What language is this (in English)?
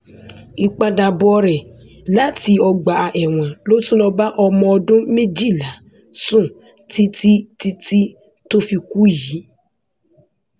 Yoruba